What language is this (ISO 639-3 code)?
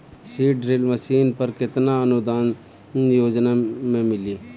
bho